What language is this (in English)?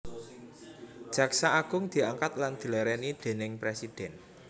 Javanese